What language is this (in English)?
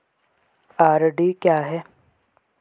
Hindi